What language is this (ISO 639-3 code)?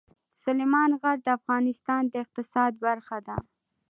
pus